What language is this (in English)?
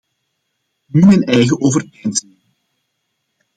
Dutch